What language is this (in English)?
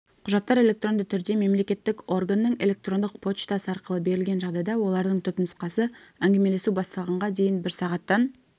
Kazakh